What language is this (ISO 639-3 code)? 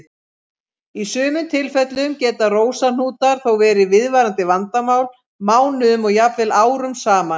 isl